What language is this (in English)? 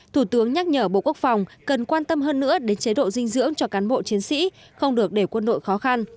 Vietnamese